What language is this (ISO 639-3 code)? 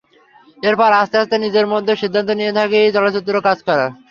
ben